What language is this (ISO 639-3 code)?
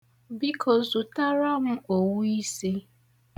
ibo